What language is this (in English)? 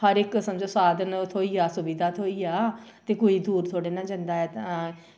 Dogri